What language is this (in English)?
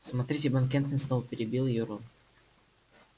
Russian